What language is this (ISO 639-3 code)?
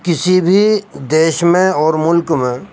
urd